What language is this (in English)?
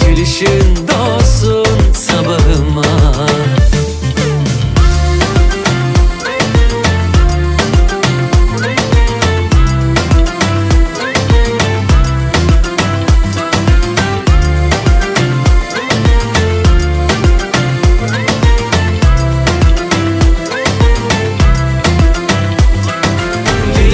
Turkish